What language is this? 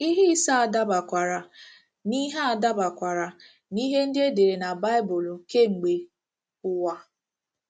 Igbo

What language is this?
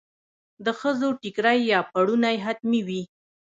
Pashto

